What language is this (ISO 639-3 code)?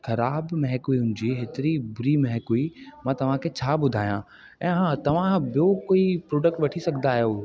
snd